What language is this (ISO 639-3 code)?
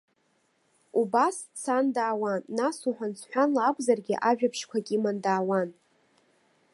abk